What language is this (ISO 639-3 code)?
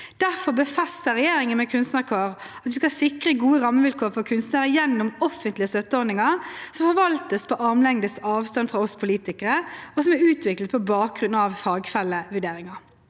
nor